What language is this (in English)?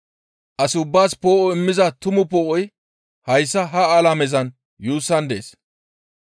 Gamo